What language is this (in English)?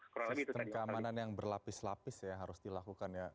Indonesian